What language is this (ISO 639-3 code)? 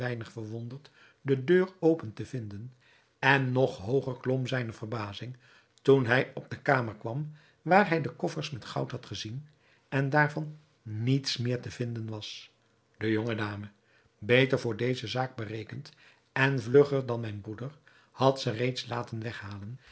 nld